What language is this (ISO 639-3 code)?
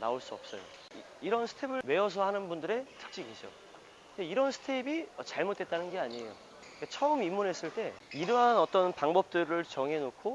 kor